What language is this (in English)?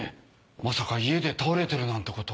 Japanese